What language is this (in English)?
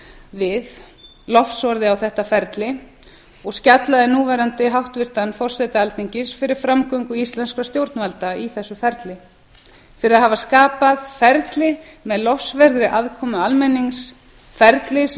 Icelandic